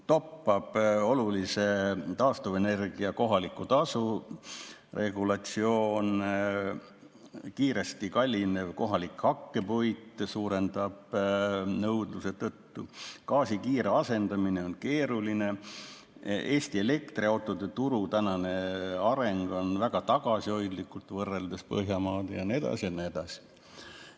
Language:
Estonian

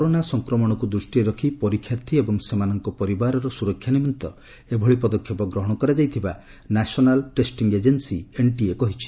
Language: Odia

